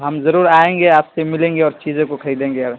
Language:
Urdu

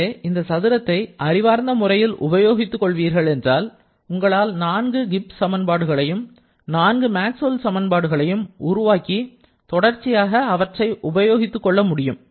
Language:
Tamil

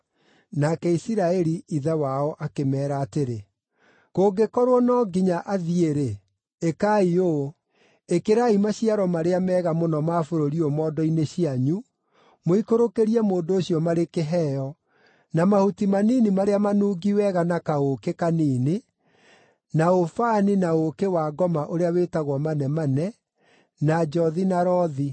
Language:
Kikuyu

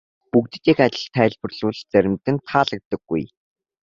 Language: Mongolian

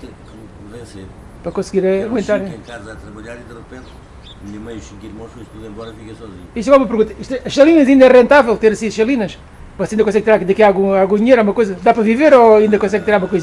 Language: Portuguese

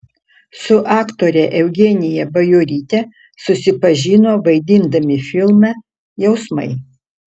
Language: Lithuanian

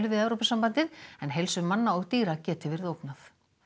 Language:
Icelandic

